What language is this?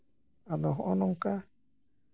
Santali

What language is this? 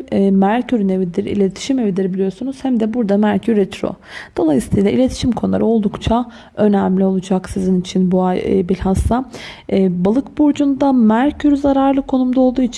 Turkish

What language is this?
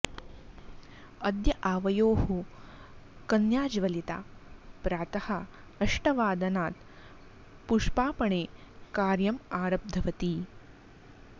Sanskrit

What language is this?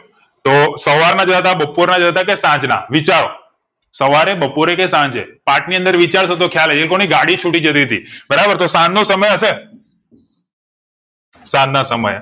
Gujarati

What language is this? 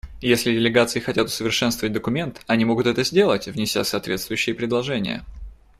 Russian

